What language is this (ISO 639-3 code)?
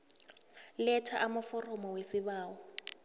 nbl